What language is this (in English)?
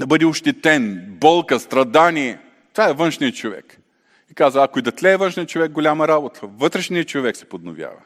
Bulgarian